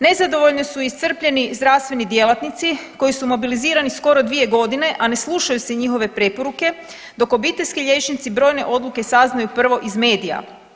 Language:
Croatian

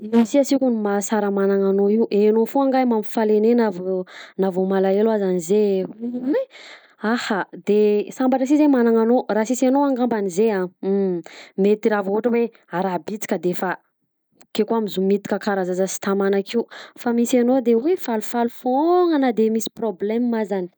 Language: Southern Betsimisaraka Malagasy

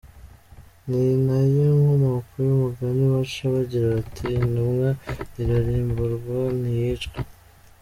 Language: Kinyarwanda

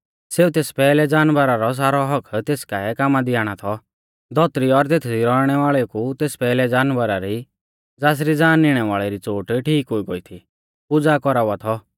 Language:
Mahasu Pahari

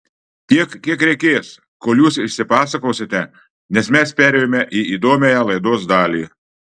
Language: Lithuanian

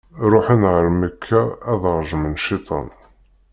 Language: Kabyle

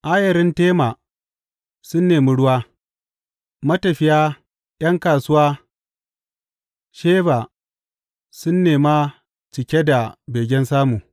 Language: Hausa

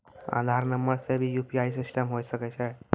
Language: Maithili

